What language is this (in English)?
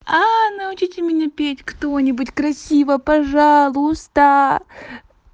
Russian